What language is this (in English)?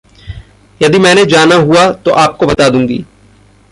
Hindi